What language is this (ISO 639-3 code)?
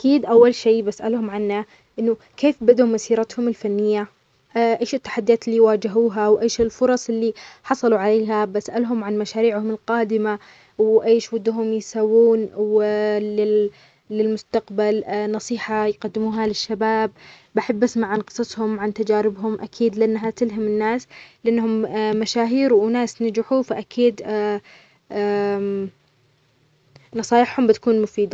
acx